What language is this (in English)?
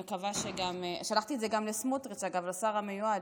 Hebrew